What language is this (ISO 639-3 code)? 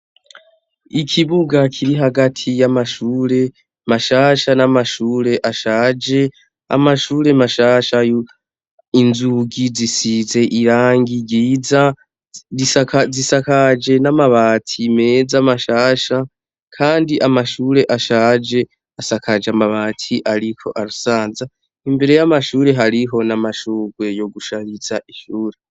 run